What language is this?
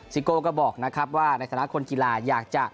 Thai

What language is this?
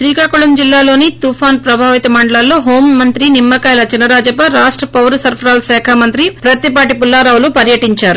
Telugu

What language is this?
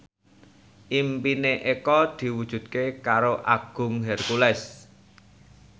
Javanese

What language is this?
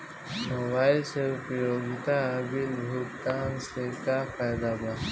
Bhojpuri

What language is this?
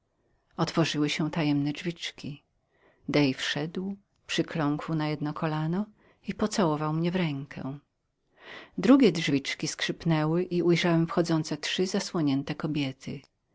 Polish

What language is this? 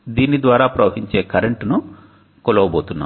Telugu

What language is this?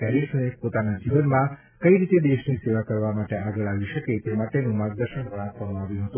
Gujarati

